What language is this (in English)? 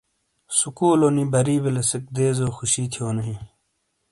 Shina